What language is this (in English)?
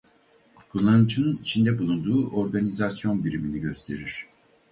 Turkish